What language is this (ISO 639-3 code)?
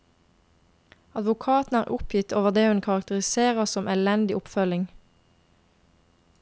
nor